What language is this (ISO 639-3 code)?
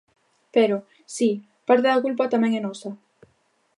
glg